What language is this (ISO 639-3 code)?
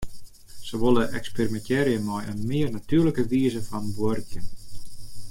fry